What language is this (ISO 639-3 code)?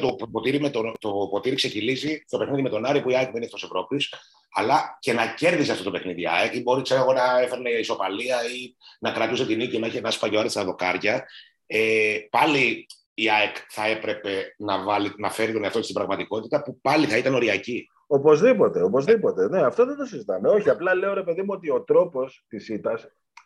ell